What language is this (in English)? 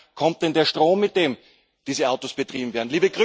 German